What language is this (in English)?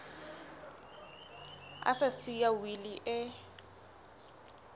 Southern Sotho